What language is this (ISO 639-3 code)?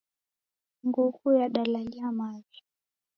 dav